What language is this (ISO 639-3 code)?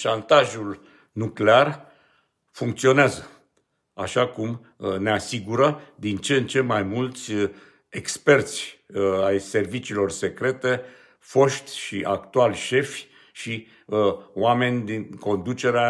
ron